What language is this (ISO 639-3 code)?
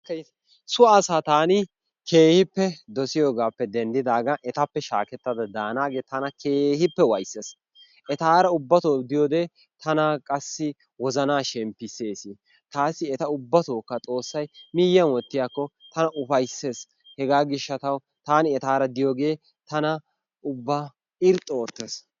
wal